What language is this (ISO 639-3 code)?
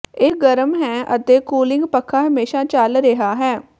pan